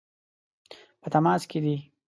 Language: Pashto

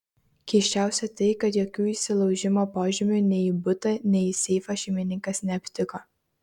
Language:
Lithuanian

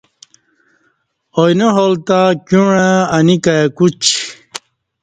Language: Kati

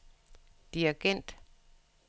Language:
Danish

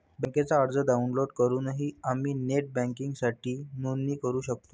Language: Marathi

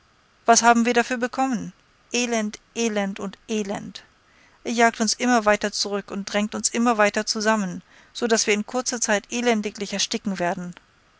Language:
German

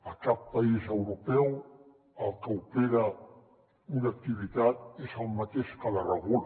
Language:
Catalan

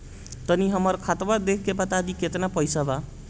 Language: Bhojpuri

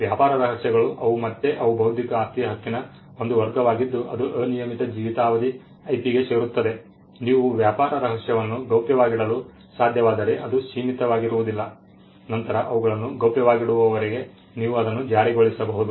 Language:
Kannada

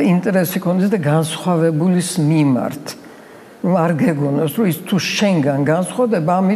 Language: Turkish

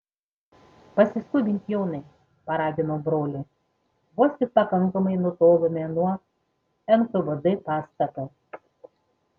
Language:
Lithuanian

